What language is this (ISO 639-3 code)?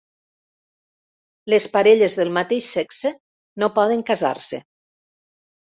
cat